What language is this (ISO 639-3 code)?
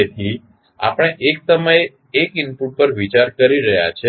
guj